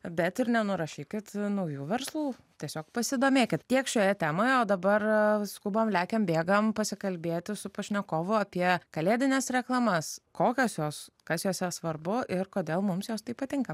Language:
Lithuanian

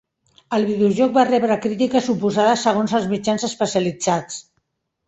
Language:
Catalan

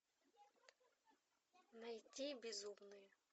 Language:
Russian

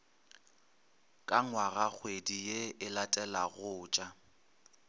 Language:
Northern Sotho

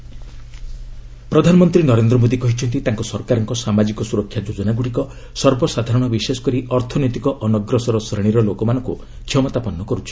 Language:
Odia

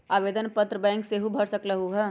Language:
Magahi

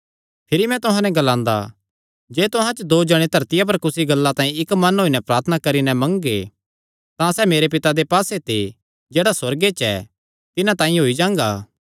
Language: Kangri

